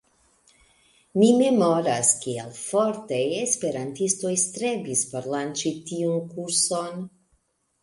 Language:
Esperanto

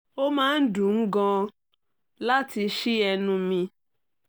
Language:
Yoruba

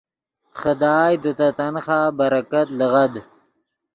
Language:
Yidgha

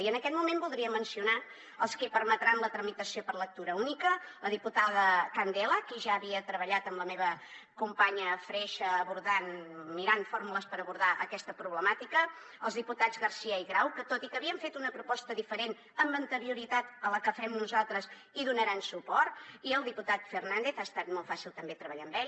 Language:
Catalan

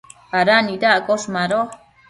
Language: Matsés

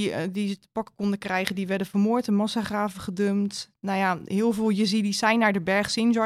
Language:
Dutch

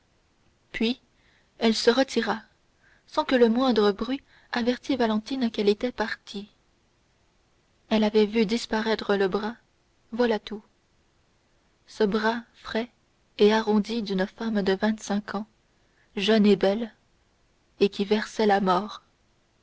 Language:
French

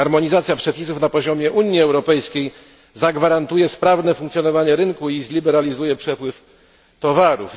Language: Polish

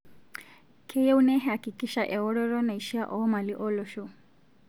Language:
Masai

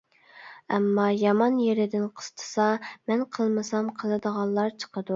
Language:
Uyghur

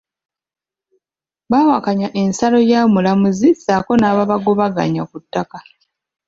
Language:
Ganda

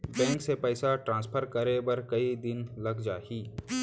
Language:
Chhattisgarhi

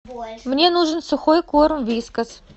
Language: Russian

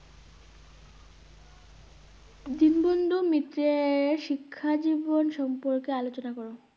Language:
Bangla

